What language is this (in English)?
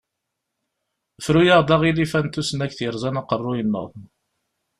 Kabyle